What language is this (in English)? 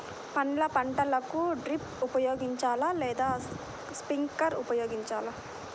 Telugu